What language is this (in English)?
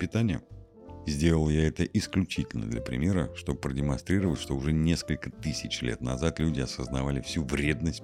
Russian